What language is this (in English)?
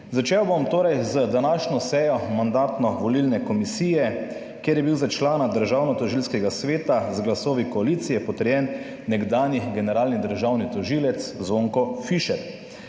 Slovenian